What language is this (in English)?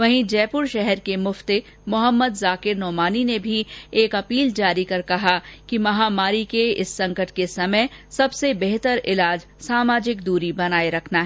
Hindi